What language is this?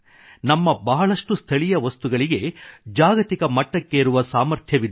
Kannada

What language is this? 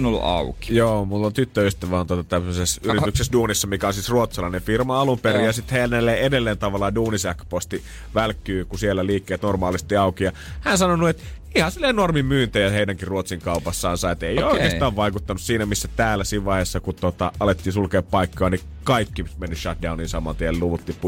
Finnish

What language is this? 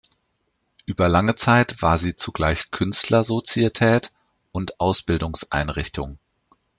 German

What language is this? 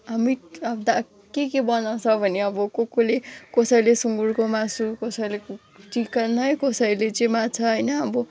Nepali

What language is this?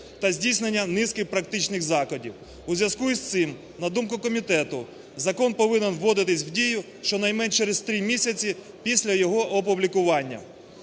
Ukrainian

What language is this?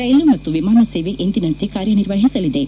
Kannada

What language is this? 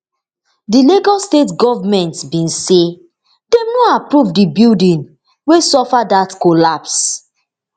Nigerian Pidgin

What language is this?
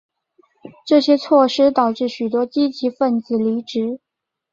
Chinese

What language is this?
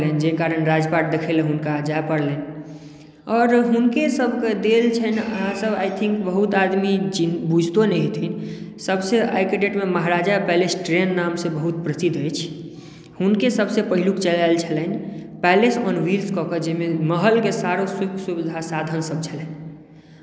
Maithili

